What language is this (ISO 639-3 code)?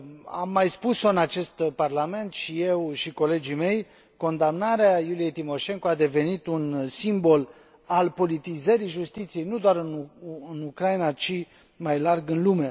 ron